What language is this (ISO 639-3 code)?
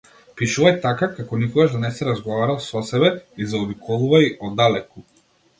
mkd